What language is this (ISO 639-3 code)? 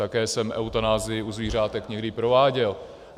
ces